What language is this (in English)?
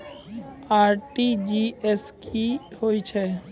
Maithili